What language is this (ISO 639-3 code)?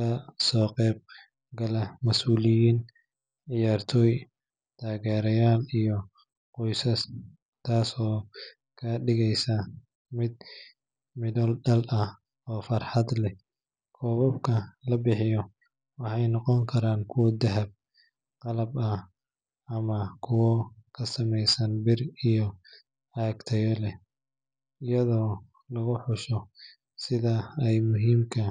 som